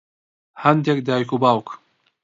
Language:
Central Kurdish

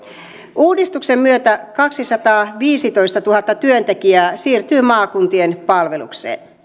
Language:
Finnish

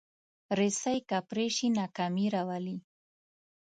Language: Pashto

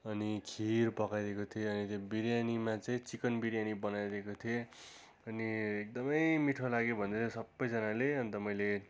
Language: Nepali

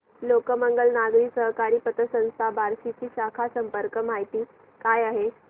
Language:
Marathi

